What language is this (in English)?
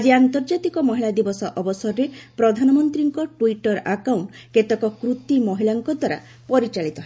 Odia